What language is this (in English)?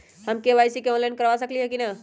Magahi